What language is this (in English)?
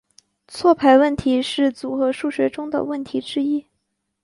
Chinese